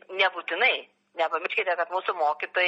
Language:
Lithuanian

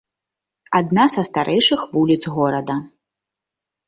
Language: Belarusian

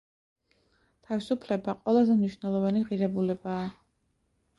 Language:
Georgian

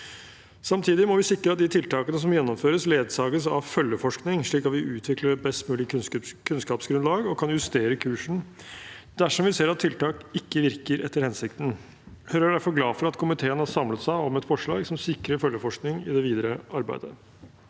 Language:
Norwegian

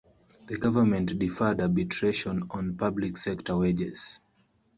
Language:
English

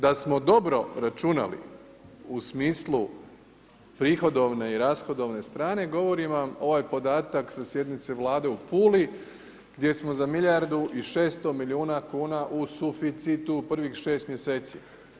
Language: Croatian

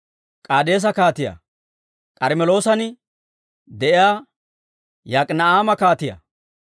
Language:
Dawro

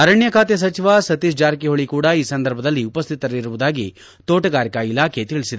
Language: Kannada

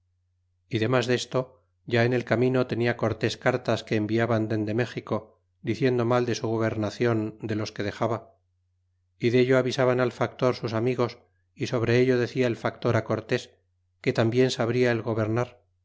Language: Spanish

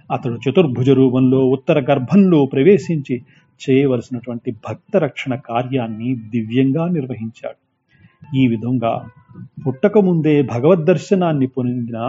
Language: Telugu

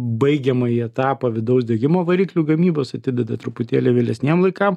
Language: Lithuanian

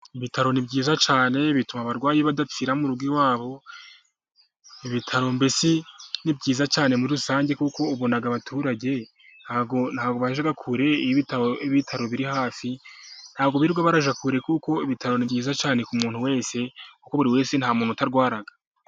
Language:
Kinyarwanda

